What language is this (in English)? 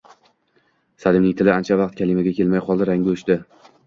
Uzbek